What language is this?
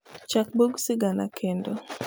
Luo (Kenya and Tanzania)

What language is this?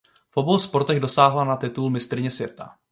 Czech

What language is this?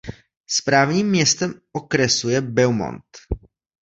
Czech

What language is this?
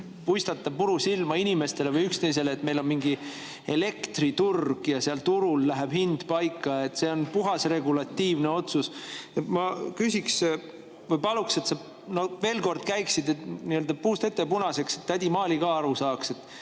Estonian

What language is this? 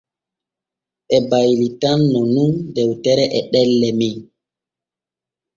Borgu Fulfulde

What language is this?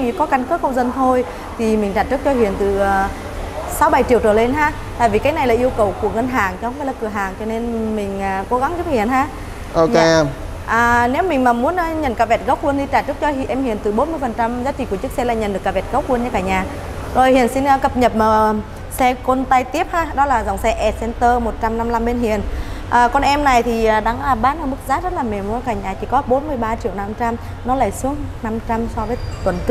Vietnamese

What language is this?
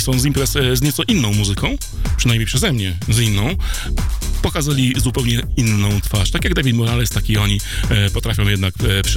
Polish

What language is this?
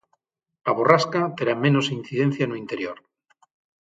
Galician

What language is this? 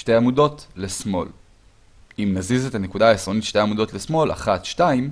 Hebrew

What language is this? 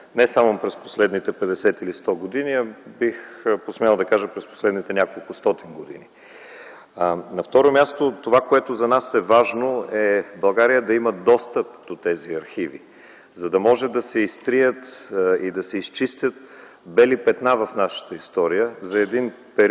Bulgarian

